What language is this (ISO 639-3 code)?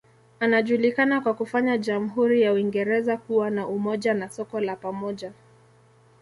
swa